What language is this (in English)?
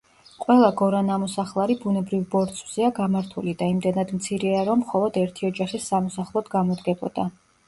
Georgian